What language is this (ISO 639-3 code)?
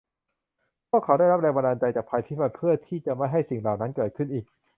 tha